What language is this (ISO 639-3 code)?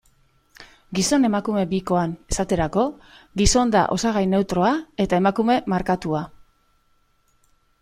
eus